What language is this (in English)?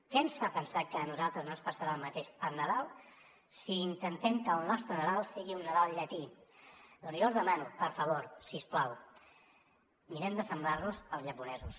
Catalan